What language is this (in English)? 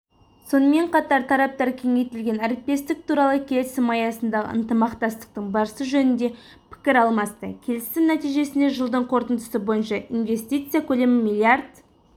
Kazakh